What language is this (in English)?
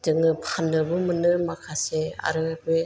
Bodo